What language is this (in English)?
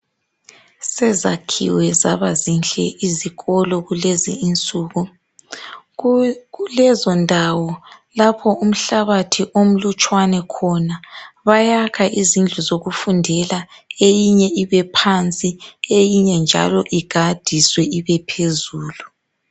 North Ndebele